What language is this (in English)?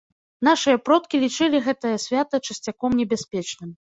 Belarusian